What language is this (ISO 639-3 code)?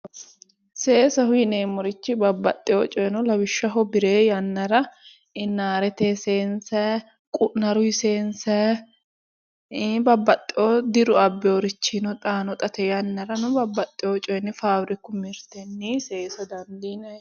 sid